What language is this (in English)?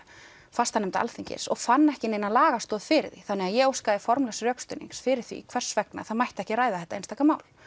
Icelandic